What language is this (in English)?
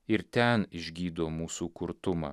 Lithuanian